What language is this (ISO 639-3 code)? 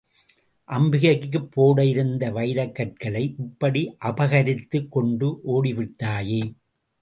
tam